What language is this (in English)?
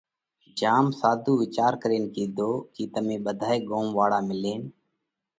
Parkari Koli